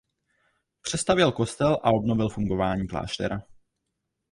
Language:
Czech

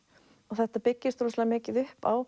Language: Icelandic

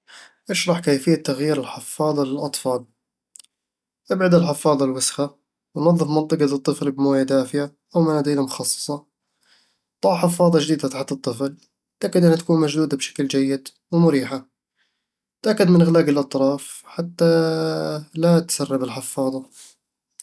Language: Eastern Egyptian Bedawi Arabic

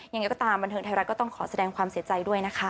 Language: Thai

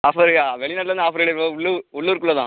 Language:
Tamil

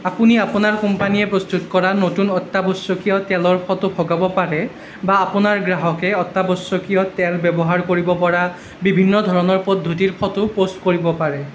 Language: Assamese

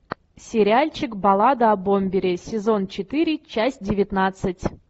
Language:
Russian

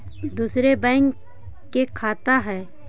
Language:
Magahi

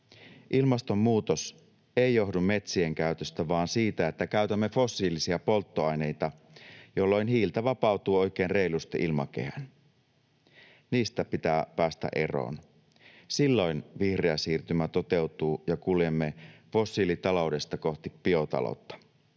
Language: Finnish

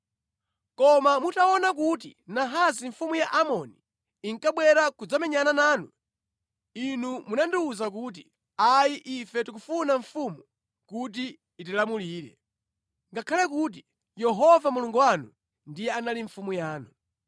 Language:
Nyanja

